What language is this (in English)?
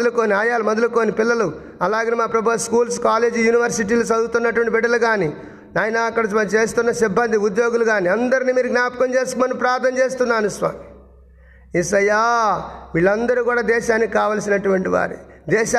Telugu